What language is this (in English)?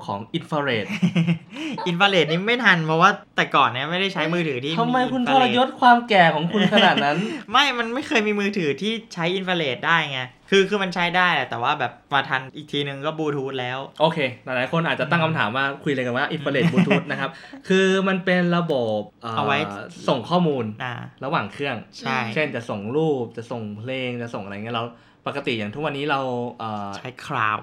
Thai